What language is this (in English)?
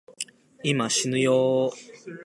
Japanese